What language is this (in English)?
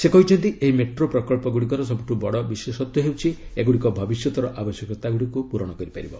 Odia